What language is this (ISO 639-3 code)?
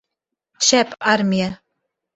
bak